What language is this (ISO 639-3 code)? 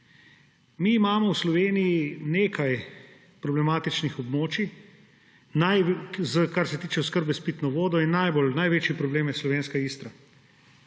slv